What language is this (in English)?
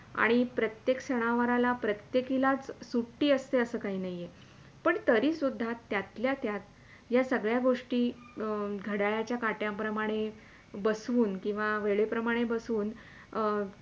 Marathi